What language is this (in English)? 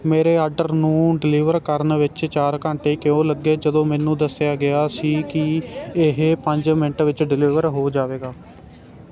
Punjabi